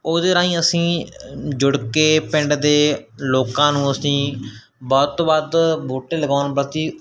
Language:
Punjabi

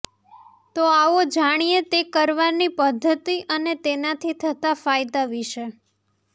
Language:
Gujarati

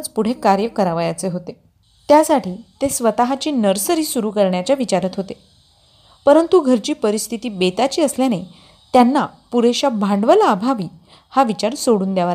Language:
Marathi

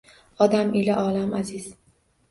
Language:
Uzbek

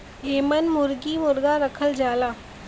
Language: Bhojpuri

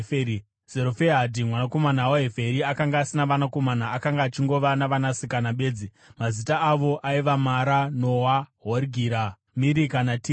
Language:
Shona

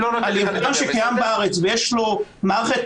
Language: Hebrew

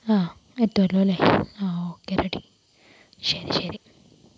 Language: Malayalam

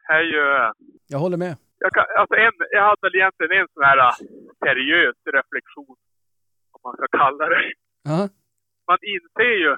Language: Swedish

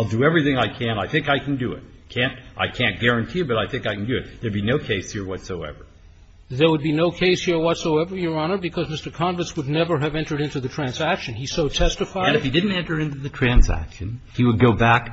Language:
English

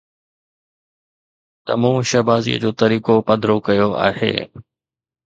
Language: Sindhi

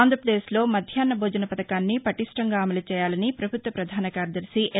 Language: Telugu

